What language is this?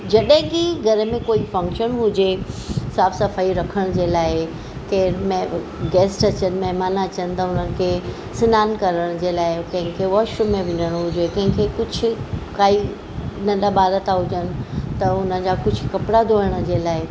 Sindhi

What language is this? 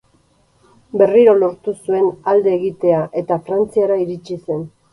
Basque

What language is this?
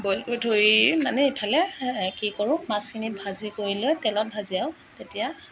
Assamese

